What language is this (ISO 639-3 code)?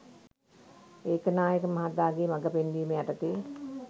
sin